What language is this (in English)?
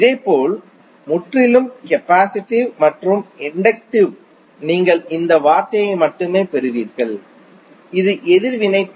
Tamil